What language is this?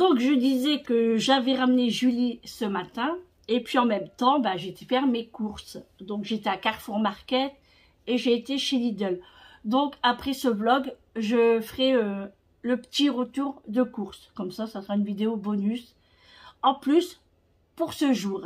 French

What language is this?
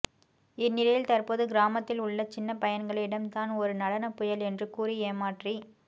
Tamil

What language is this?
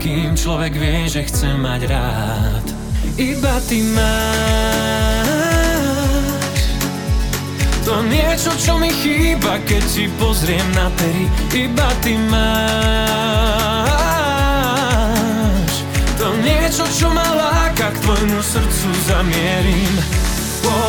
Slovak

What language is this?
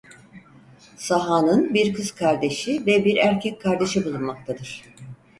Turkish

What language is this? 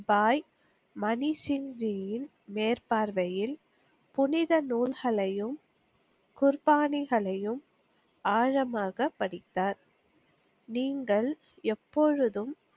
Tamil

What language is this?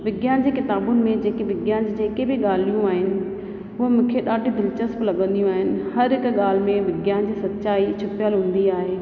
Sindhi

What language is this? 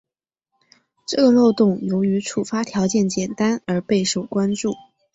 Chinese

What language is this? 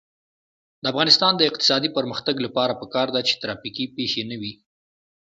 Pashto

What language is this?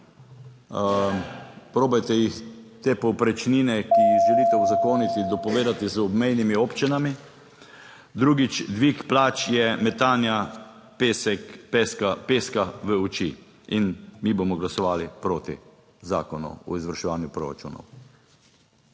Slovenian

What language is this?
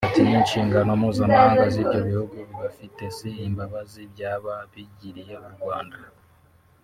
Kinyarwanda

